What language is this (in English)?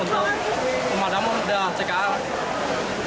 Indonesian